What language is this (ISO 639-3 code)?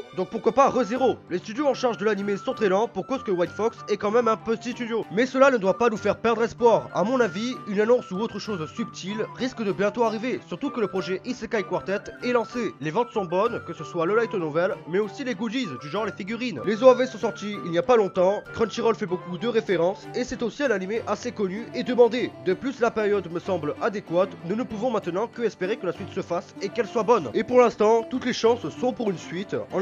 fra